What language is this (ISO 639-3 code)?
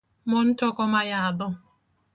luo